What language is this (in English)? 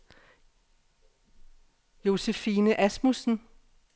Danish